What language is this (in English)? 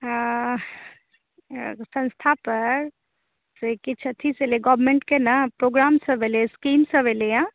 Maithili